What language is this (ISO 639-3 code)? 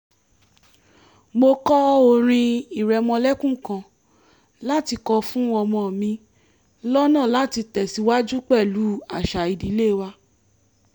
yor